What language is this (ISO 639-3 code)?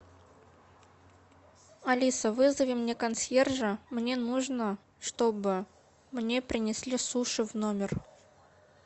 rus